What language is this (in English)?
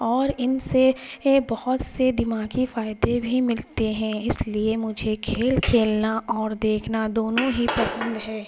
Urdu